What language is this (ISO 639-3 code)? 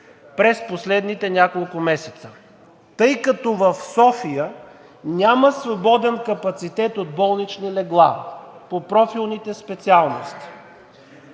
bul